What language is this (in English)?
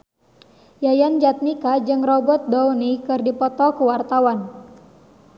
Sundanese